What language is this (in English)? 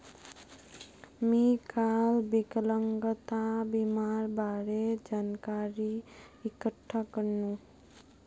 Magahi